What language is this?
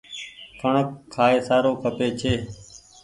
Goaria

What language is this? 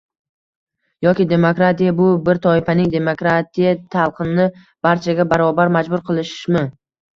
Uzbek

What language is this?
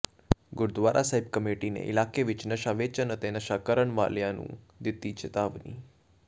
Punjabi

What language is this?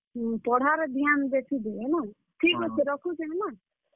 Odia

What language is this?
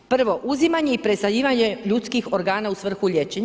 Croatian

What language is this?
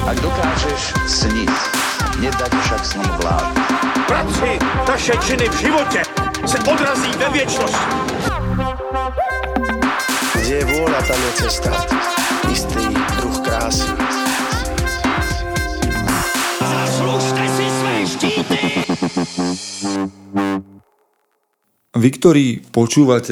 Slovak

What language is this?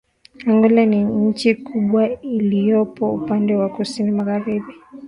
Swahili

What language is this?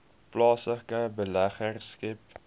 Afrikaans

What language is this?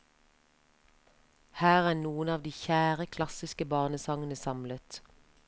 Norwegian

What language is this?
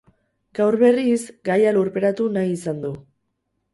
Basque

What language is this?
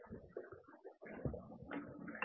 Hindi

